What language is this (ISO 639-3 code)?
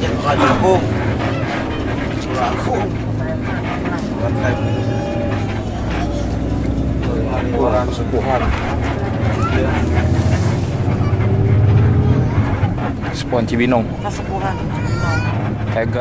ind